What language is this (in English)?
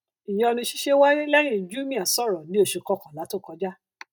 Yoruba